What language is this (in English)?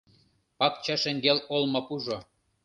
Mari